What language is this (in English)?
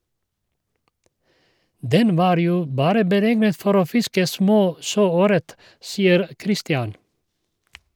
Norwegian